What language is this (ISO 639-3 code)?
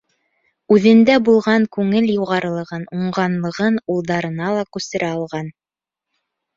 bak